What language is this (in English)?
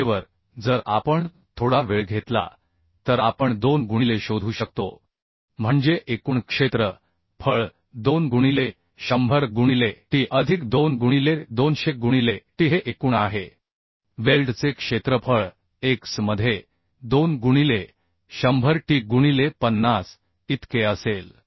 Marathi